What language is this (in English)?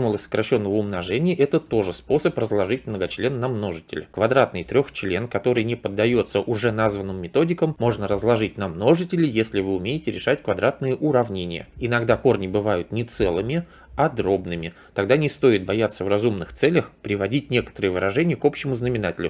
Russian